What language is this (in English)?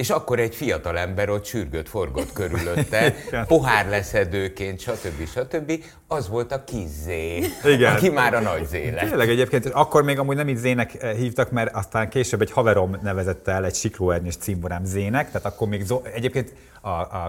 Hungarian